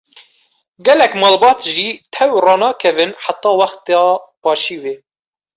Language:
Kurdish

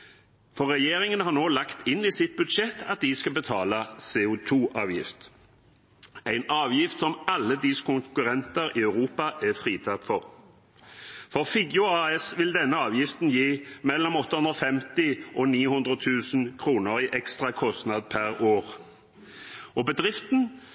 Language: Norwegian Bokmål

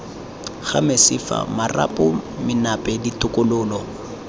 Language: Tswana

